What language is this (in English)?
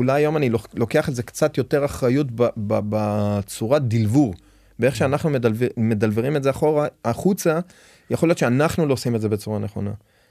Hebrew